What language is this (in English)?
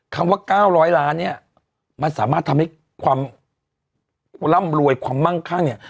Thai